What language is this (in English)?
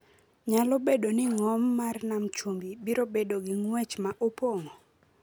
Luo (Kenya and Tanzania)